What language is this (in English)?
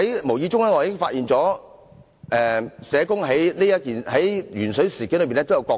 Cantonese